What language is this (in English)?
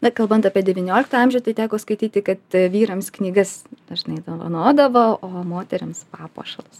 Lithuanian